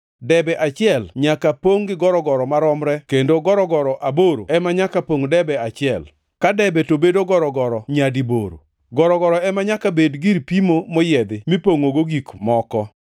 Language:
Luo (Kenya and Tanzania)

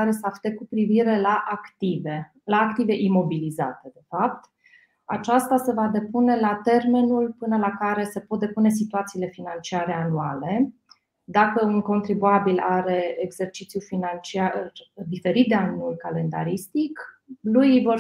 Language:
Romanian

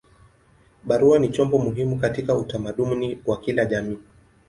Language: Swahili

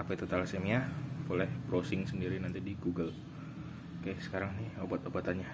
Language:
Indonesian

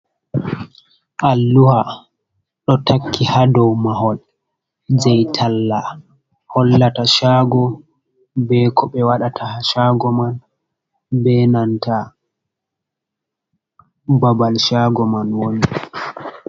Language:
Fula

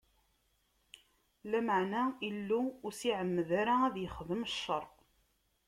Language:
Kabyle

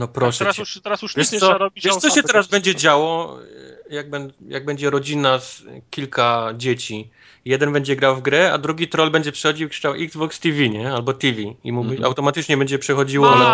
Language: Polish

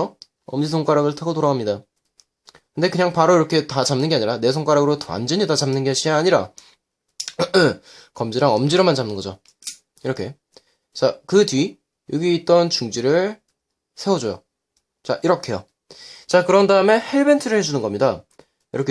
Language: Korean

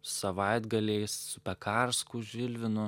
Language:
Lithuanian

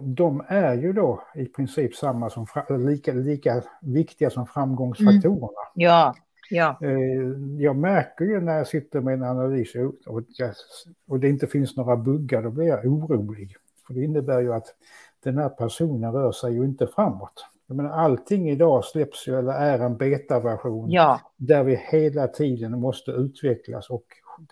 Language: Swedish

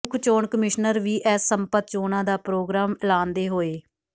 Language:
Punjabi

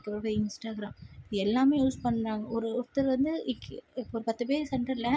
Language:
Tamil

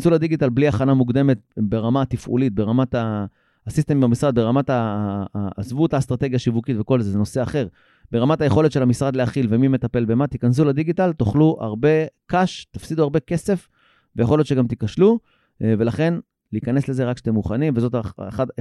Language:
Hebrew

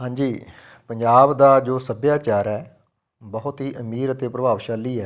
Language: Punjabi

